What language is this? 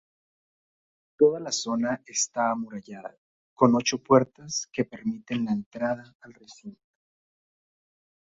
Spanish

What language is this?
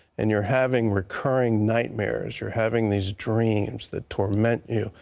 English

